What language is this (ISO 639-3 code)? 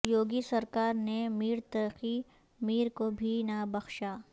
urd